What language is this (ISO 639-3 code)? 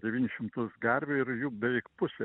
lit